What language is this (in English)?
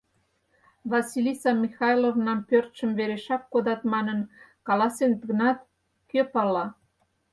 Mari